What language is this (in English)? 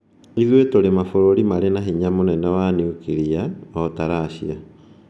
Kikuyu